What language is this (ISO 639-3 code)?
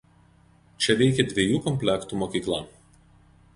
lit